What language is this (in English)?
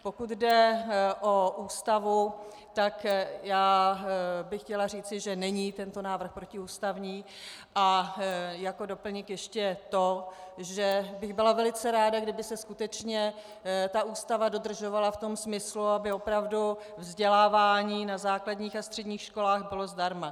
Czech